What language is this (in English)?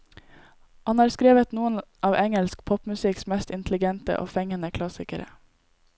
Norwegian